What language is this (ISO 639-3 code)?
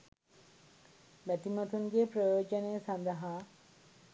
sin